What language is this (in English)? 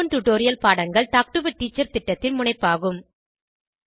Tamil